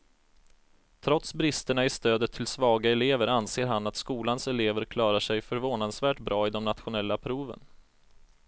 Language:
Swedish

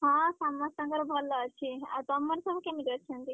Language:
Odia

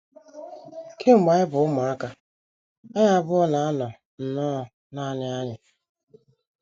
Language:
Igbo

